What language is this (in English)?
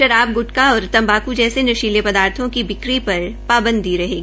Hindi